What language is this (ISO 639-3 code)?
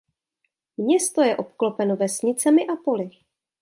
ces